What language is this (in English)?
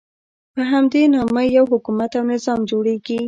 Pashto